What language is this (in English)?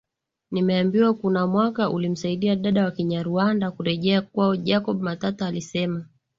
Swahili